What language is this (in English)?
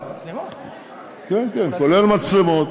Hebrew